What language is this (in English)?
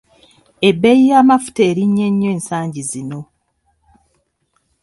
Ganda